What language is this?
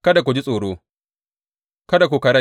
Hausa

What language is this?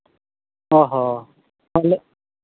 Santali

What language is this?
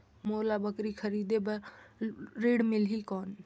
Chhattisgarhi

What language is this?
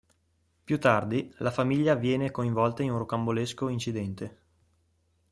Italian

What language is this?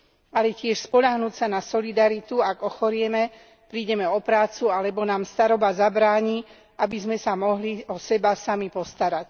Slovak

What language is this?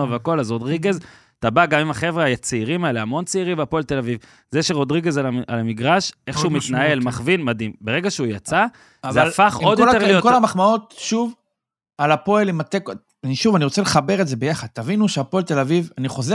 Hebrew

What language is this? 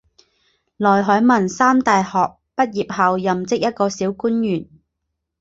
Chinese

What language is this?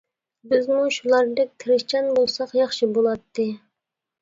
Uyghur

